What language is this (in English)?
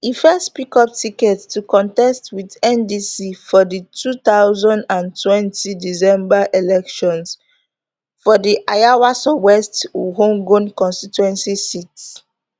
Nigerian Pidgin